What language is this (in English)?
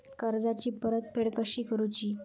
Marathi